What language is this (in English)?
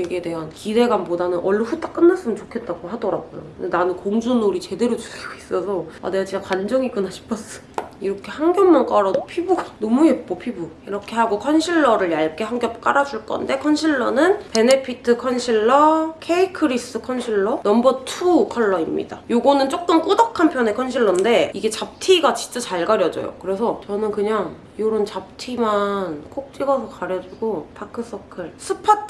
Korean